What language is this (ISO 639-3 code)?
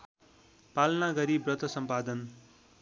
nep